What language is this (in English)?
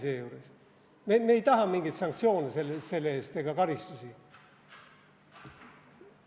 Estonian